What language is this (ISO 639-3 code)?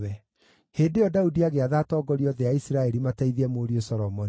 kik